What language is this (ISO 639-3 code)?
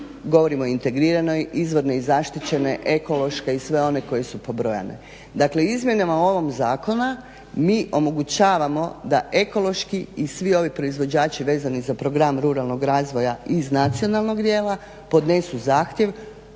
hrv